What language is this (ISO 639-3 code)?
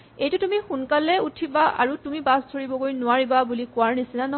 asm